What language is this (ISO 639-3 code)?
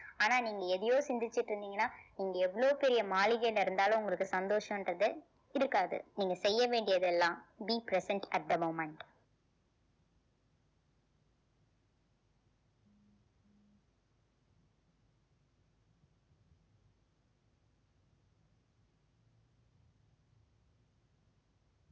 tam